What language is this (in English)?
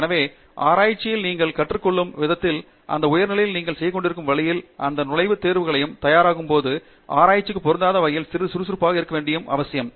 Tamil